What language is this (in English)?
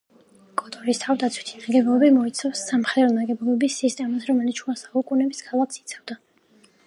Georgian